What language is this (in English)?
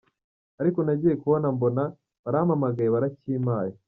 Kinyarwanda